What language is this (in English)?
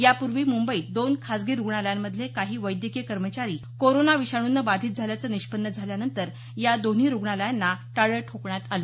Marathi